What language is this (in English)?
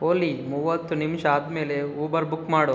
Kannada